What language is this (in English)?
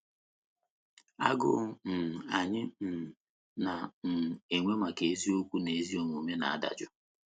Igbo